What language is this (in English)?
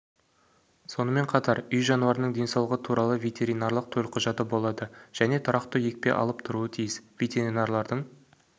Kazakh